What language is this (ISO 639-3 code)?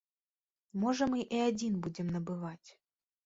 bel